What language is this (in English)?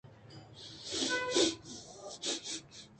Eastern Balochi